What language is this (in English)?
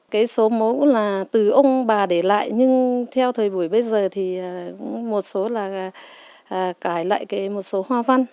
Vietnamese